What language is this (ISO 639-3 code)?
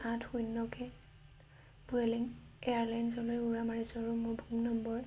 asm